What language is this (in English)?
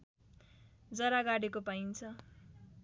Nepali